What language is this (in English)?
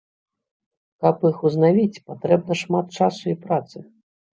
Belarusian